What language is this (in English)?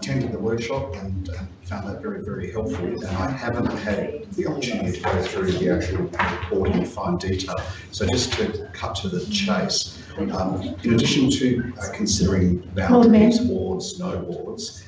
English